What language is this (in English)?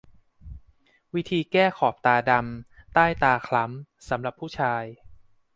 Thai